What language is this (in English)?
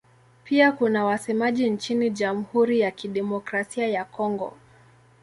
Swahili